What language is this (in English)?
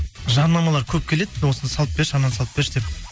Kazakh